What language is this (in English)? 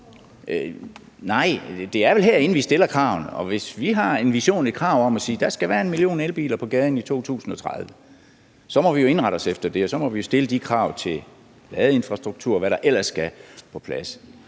Danish